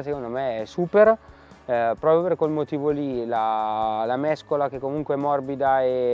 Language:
Italian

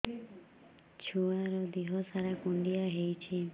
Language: Odia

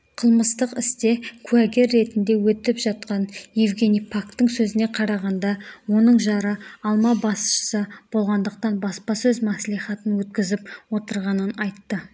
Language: Kazakh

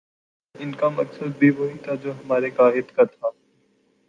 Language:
Urdu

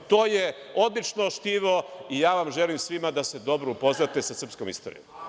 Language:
Serbian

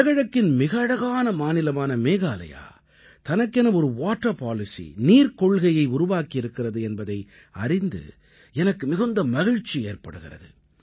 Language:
Tamil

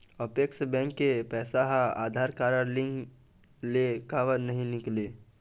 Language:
Chhattisgarhi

